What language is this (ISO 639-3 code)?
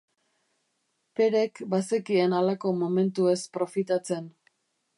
eus